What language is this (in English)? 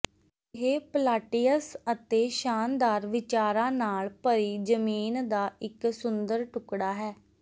Punjabi